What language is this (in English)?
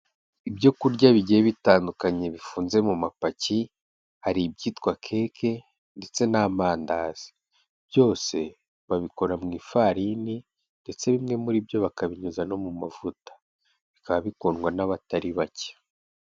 Kinyarwanda